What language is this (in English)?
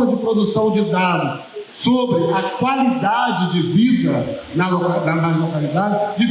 Portuguese